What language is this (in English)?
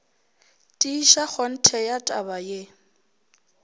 Northern Sotho